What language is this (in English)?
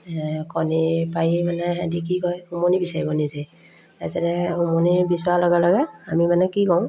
Assamese